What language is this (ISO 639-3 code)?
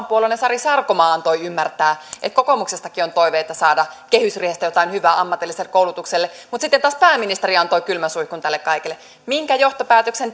fin